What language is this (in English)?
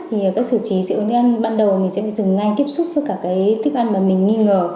Vietnamese